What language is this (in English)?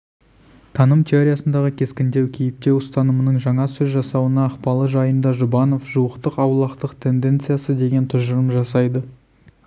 Kazakh